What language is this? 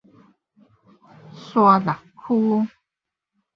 Min Nan Chinese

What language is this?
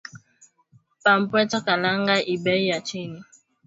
Swahili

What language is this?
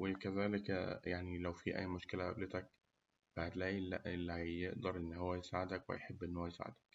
Egyptian Arabic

